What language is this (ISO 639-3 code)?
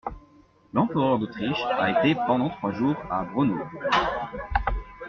fra